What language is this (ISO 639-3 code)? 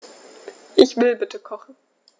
deu